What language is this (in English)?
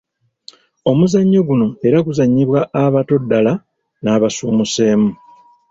Ganda